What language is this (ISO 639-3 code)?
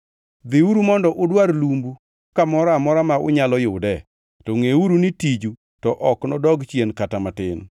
luo